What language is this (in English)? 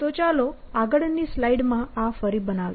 Gujarati